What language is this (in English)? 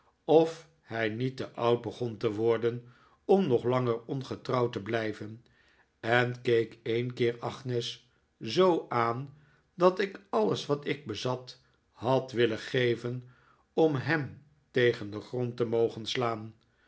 Dutch